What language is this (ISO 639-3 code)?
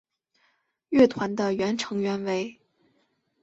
zho